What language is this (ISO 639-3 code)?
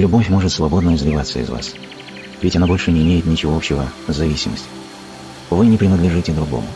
rus